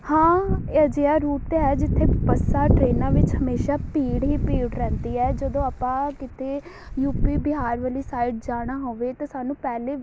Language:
Punjabi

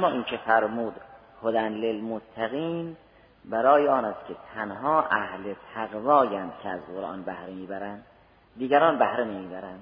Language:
Persian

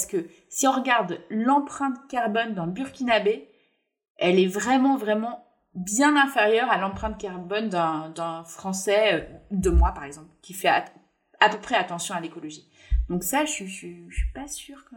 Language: French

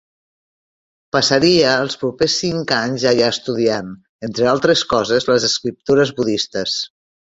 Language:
Catalan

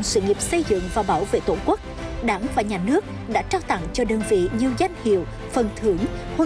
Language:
Vietnamese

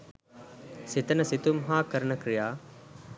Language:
Sinhala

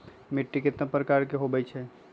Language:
Magahi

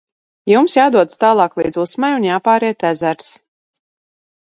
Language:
Latvian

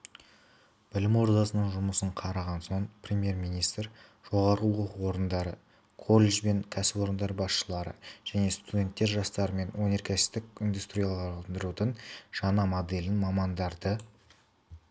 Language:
Kazakh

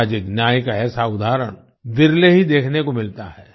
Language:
Hindi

